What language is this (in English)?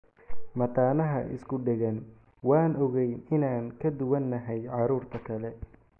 Somali